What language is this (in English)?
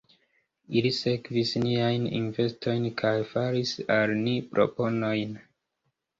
Esperanto